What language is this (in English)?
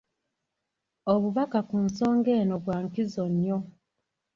Ganda